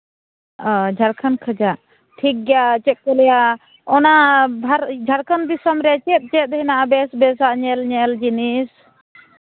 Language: Santali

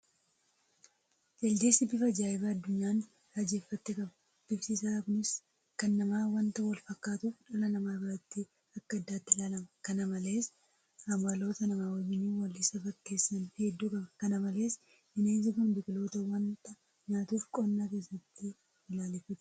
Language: Oromo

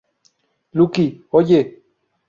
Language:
Spanish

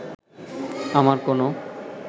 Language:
Bangla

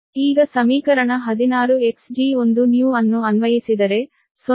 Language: Kannada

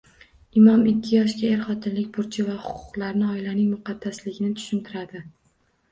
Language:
Uzbek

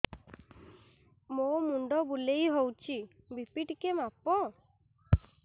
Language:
Odia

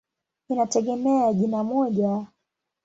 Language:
Swahili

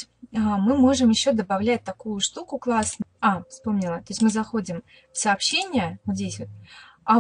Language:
Russian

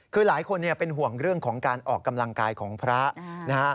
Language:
Thai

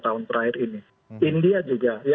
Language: Indonesian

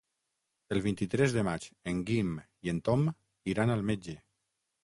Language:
Catalan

